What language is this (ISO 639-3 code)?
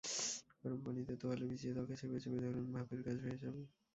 ben